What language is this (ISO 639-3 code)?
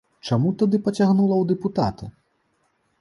bel